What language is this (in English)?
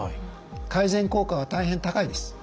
Japanese